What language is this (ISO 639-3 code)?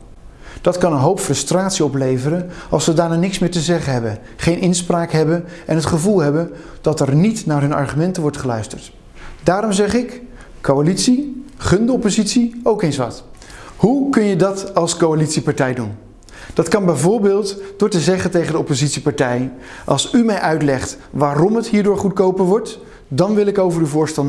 nld